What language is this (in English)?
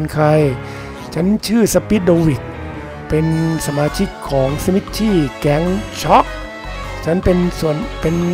Thai